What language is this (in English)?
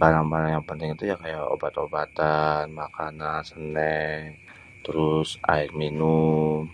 Betawi